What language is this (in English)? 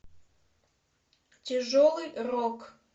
Russian